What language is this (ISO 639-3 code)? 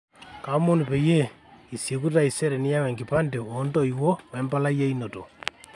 mas